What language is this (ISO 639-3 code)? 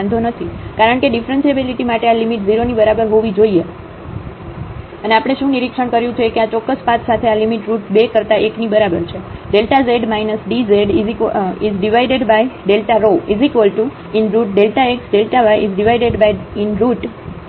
guj